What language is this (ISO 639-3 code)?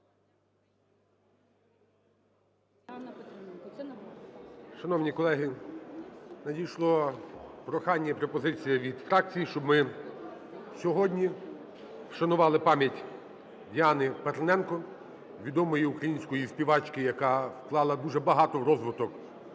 ukr